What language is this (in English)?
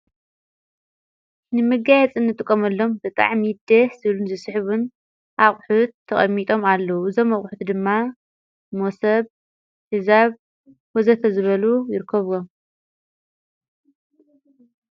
Tigrinya